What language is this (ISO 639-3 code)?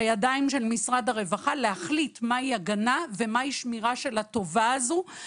heb